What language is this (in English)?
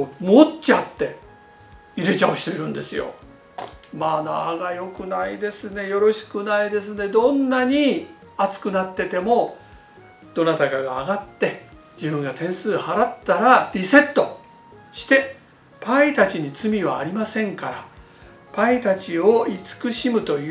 Japanese